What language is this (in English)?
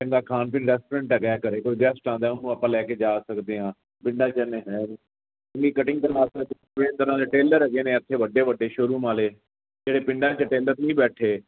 Punjabi